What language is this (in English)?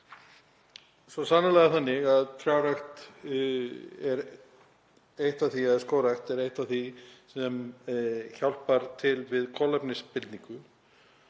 Icelandic